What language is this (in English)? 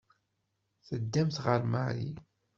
Kabyle